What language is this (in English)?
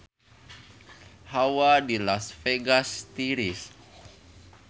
Sundanese